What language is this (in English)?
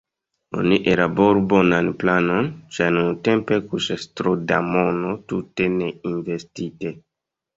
Esperanto